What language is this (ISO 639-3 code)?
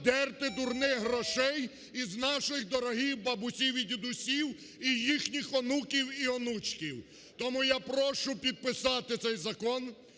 ukr